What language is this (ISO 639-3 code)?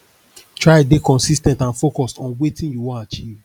pcm